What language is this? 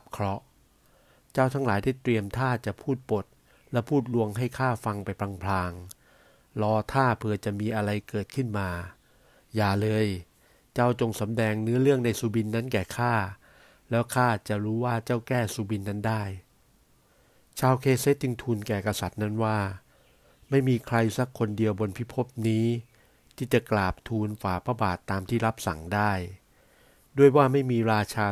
Thai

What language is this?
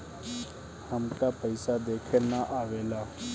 Bhojpuri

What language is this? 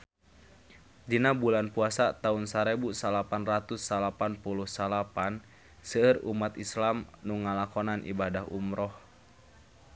Sundanese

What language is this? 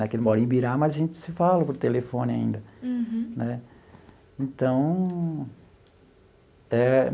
Portuguese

